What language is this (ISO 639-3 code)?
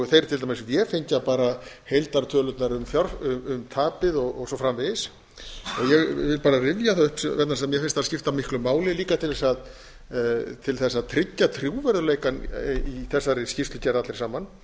isl